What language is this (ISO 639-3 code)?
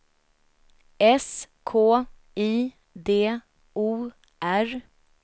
swe